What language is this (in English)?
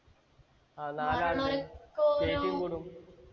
Malayalam